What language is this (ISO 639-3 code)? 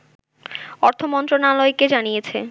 ben